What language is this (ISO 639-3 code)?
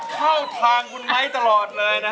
tha